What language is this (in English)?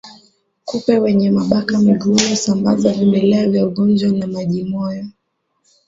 Swahili